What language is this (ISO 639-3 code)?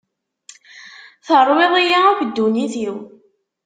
kab